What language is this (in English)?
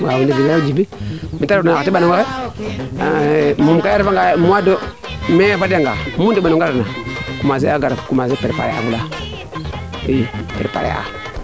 Serer